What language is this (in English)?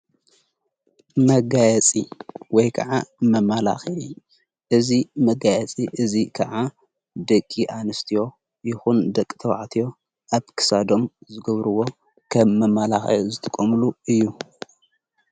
Tigrinya